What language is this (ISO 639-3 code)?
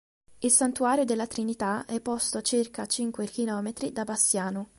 ita